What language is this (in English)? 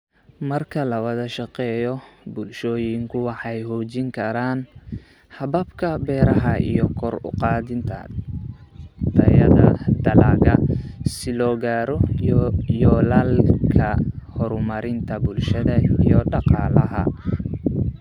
Somali